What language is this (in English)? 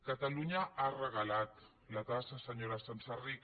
Catalan